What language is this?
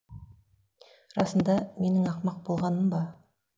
Kazakh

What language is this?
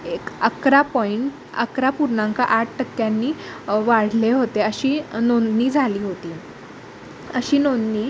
Marathi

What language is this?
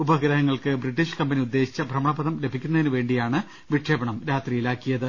Malayalam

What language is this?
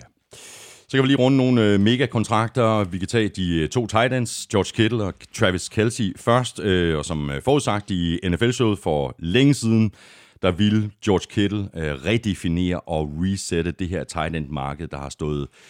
Danish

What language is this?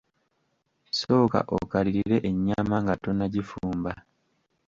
Ganda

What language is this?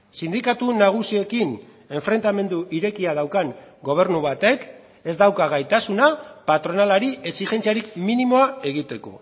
Basque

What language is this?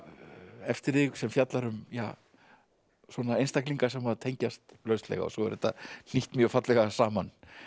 Icelandic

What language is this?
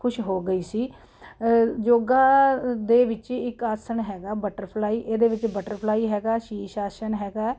Punjabi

